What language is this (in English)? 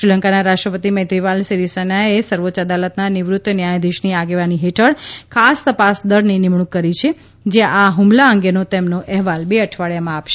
Gujarati